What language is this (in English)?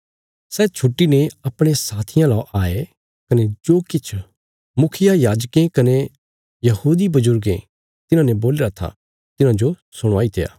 Bilaspuri